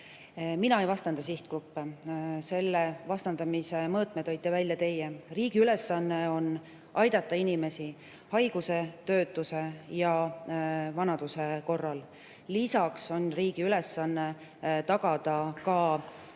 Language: Estonian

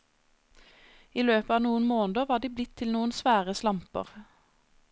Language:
Norwegian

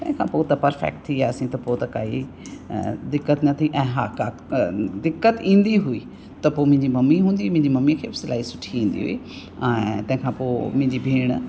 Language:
Sindhi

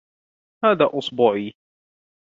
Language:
Arabic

